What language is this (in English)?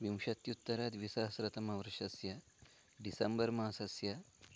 Sanskrit